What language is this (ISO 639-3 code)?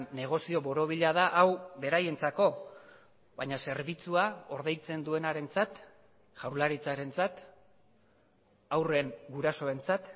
eus